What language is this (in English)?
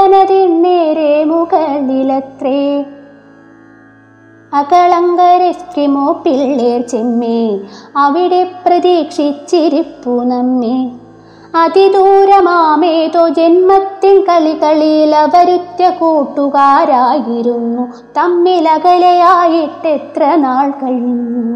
Malayalam